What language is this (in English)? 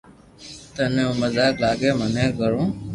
Loarki